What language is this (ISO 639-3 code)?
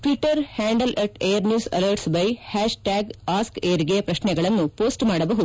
kan